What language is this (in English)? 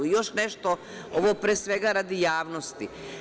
Serbian